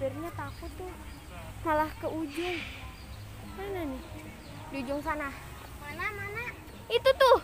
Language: Indonesian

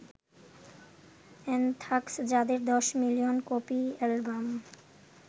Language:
Bangla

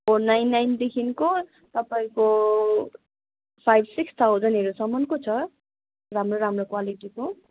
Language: Nepali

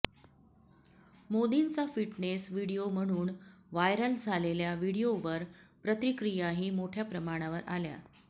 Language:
Marathi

